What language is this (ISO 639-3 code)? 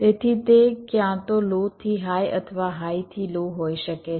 guj